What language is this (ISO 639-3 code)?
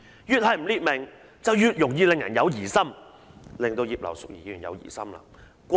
yue